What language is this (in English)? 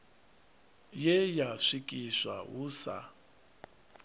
Venda